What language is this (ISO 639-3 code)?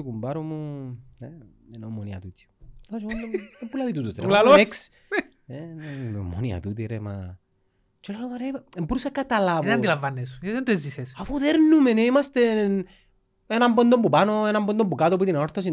ell